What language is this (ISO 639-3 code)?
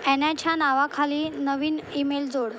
mar